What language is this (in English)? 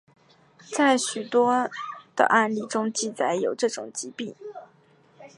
Chinese